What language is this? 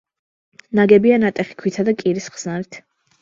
Georgian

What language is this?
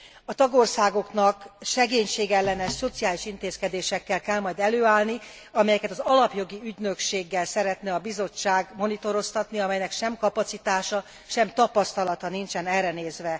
Hungarian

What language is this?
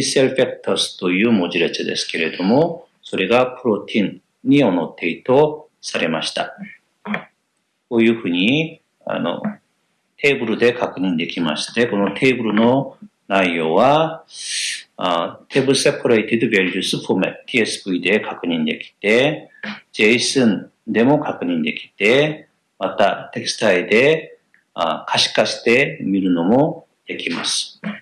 Japanese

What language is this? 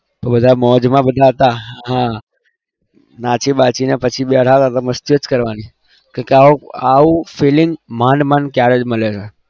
Gujarati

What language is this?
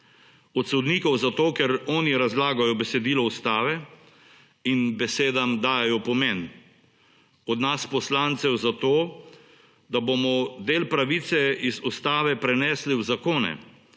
Slovenian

